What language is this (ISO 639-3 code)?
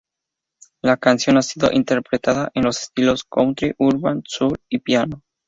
spa